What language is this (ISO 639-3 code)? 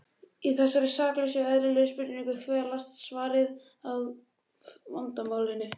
isl